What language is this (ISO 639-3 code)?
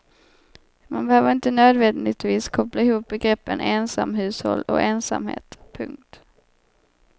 swe